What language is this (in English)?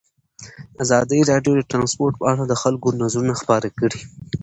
Pashto